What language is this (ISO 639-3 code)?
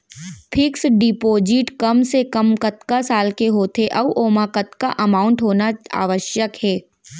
hne